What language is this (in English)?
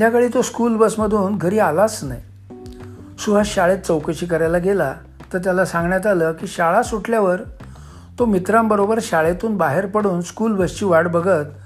Marathi